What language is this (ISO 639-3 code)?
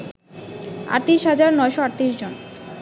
ben